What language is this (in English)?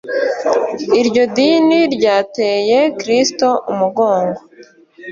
Kinyarwanda